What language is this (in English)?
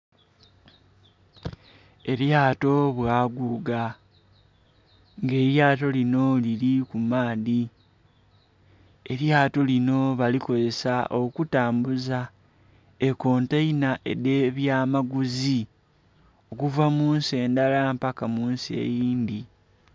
Soga